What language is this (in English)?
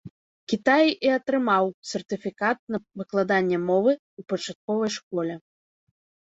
Belarusian